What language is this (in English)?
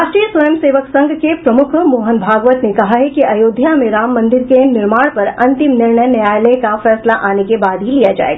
Hindi